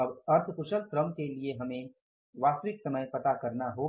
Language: Hindi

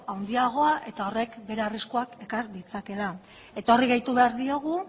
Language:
Basque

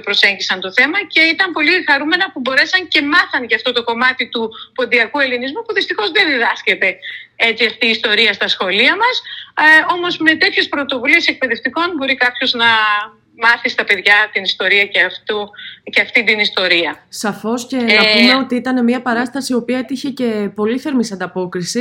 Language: Greek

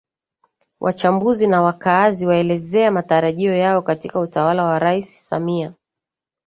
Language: Swahili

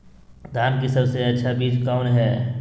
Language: Magahi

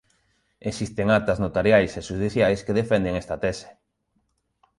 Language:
Galician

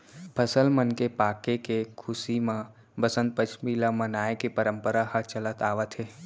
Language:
Chhattisgarhi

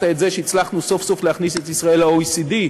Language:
Hebrew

